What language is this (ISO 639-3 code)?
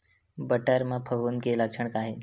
hne